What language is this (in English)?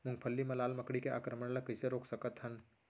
Chhattisgarhi